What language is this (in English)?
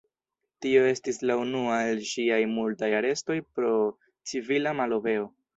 Esperanto